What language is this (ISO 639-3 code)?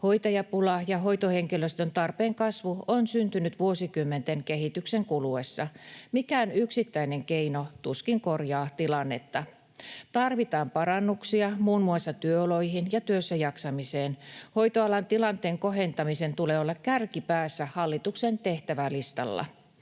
fin